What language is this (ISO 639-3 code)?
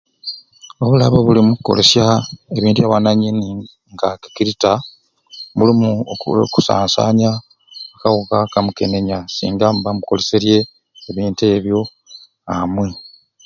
ruc